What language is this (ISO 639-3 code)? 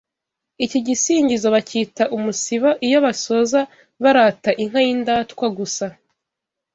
kin